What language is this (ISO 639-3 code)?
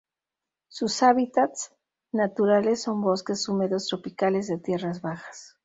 spa